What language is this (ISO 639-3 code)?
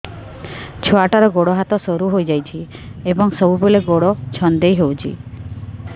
ori